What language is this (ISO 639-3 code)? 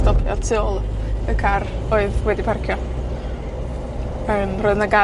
cym